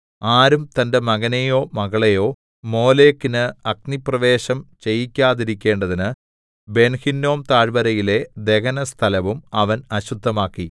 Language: Malayalam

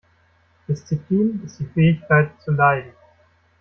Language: German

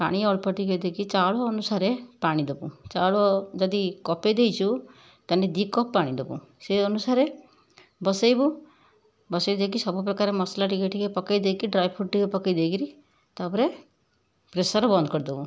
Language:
Odia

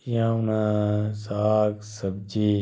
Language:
Dogri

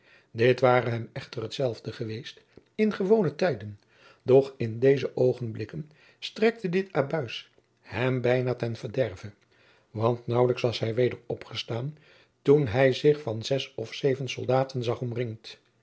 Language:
Dutch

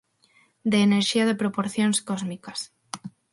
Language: Galician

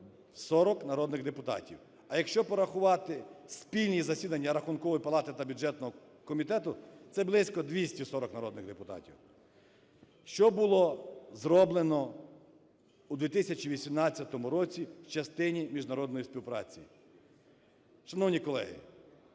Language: Ukrainian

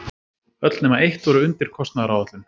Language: Icelandic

